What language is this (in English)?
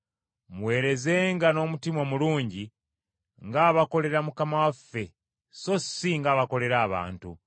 Ganda